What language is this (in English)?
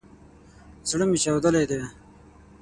Pashto